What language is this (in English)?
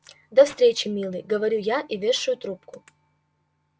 Russian